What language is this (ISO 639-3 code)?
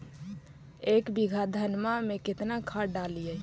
mag